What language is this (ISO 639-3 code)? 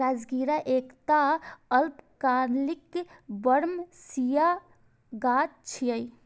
mai